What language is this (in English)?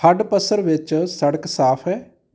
Punjabi